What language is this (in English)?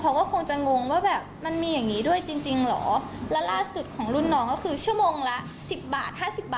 Thai